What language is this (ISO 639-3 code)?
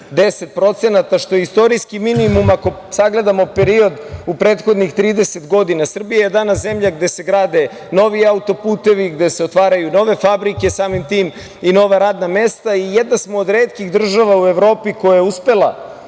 srp